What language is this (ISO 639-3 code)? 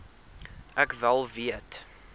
afr